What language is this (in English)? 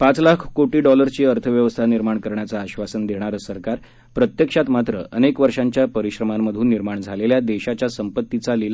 Marathi